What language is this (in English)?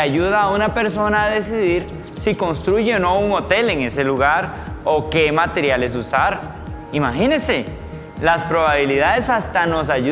Spanish